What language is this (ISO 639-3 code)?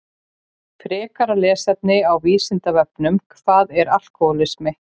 isl